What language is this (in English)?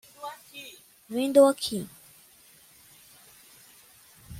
Portuguese